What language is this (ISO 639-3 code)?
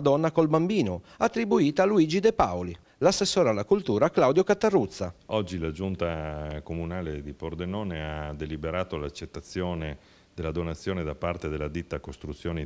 ita